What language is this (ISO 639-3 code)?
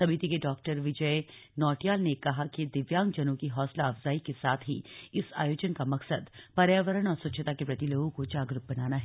hin